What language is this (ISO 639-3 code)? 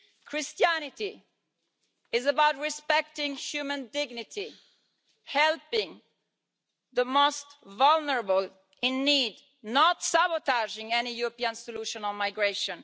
eng